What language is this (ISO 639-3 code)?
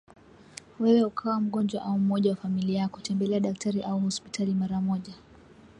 swa